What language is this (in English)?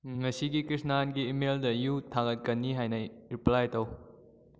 Manipuri